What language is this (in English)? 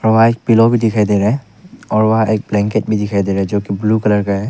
Hindi